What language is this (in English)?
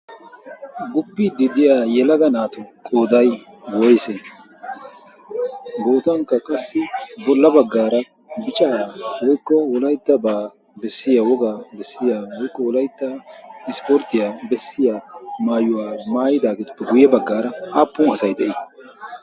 Wolaytta